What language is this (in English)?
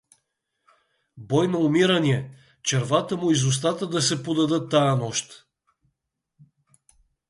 Bulgarian